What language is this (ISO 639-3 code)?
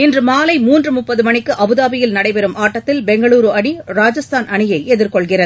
tam